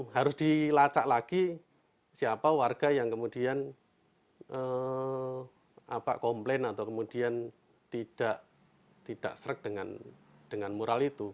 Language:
Indonesian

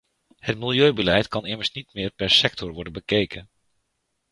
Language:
Dutch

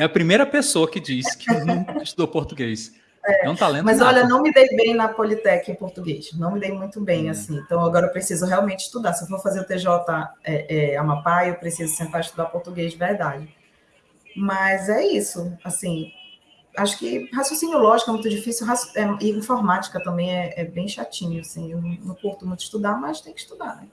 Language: Portuguese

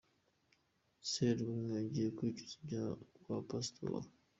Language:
Kinyarwanda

